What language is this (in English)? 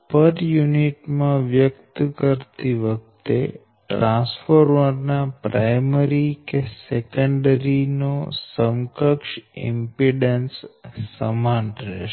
Gujarati